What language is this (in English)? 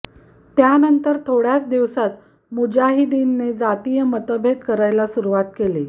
Marathi